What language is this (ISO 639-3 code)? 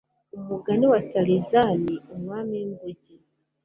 kin